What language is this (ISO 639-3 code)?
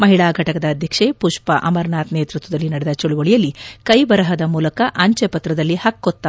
kan